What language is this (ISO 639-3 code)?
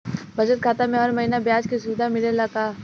bho